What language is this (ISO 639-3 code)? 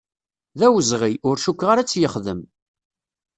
kab